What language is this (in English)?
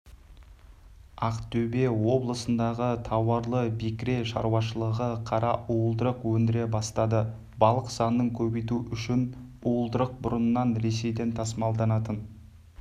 Kazakh